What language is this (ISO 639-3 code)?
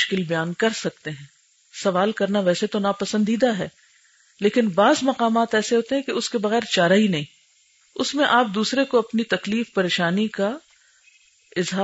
urd